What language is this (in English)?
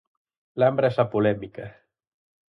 Galician